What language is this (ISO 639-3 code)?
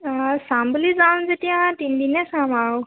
asm